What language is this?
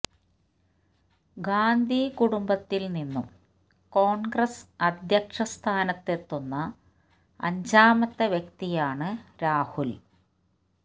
Malayalam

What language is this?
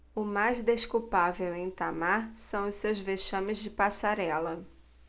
Portuguese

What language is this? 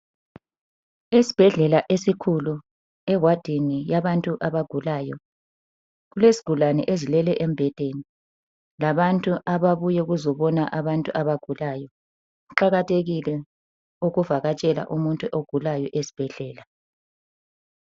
North Ndebele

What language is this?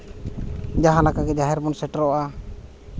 Santali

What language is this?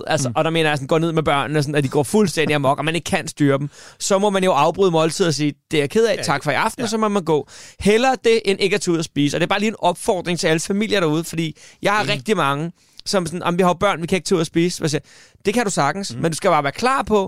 Danish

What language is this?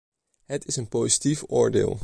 Dutch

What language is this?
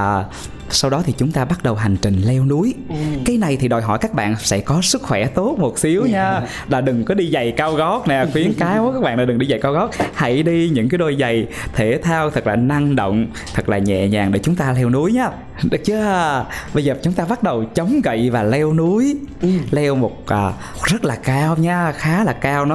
Vietnamese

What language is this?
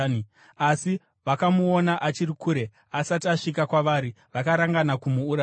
Shona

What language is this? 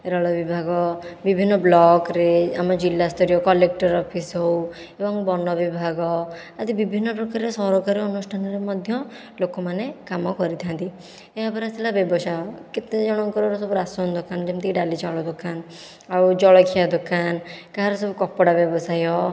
Odia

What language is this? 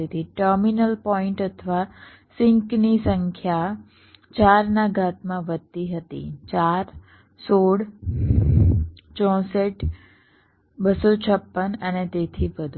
Gujarati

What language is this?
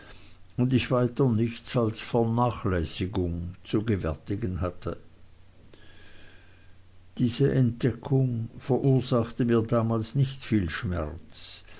German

